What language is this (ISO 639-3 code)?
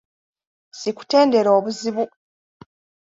lug